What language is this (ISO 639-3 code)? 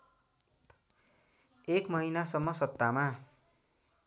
nep